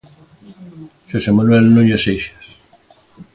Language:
Galician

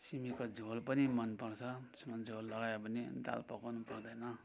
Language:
Nepali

